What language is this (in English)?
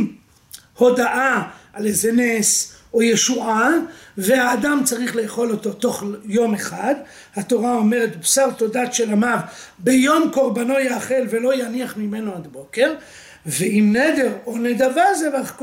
Hebrew